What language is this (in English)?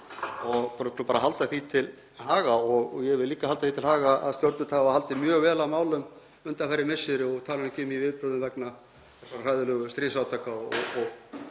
Icelandic